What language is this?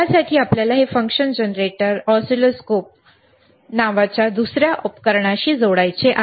Marathi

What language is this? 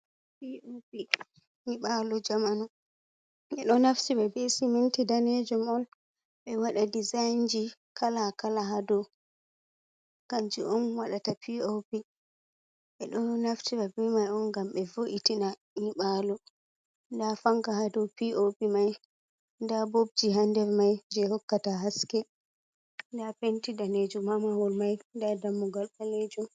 Fula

